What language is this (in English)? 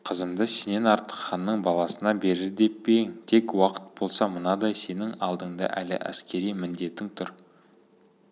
Kazakh